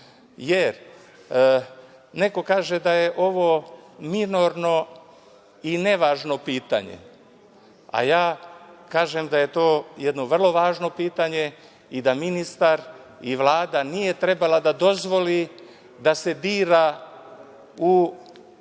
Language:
Serbian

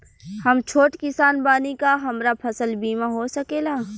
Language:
Bhojpuri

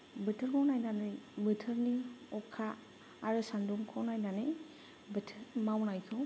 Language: Bodo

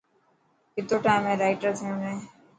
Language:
Dhatki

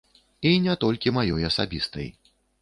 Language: Belarusian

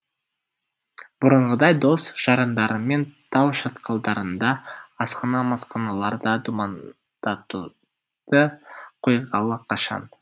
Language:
Kazakh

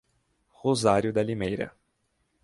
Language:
Portuguese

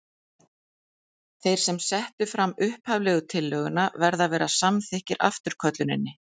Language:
Icelandic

